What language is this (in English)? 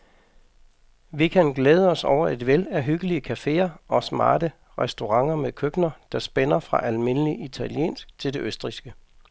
Danish